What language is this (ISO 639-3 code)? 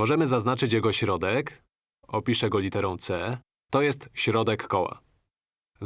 pol